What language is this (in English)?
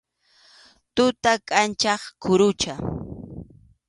Arequipa-La Unión Quechua